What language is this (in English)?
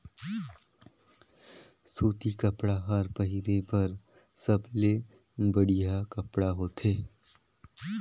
Chhattisgarhi